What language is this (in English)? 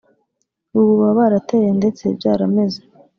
Kinyarwanda